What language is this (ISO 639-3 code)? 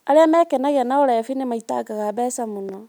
kik